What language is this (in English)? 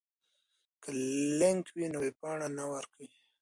Pashto